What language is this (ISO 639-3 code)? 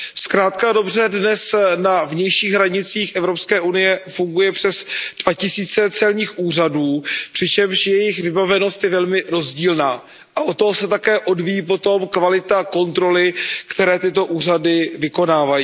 ces